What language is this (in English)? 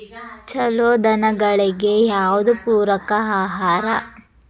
Kannada